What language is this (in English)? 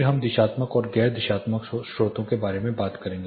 Hindi